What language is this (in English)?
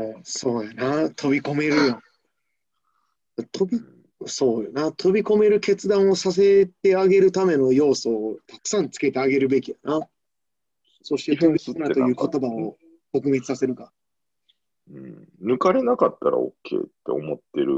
Japanese